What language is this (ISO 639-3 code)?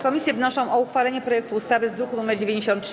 pol